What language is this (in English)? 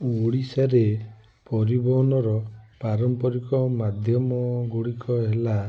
Odia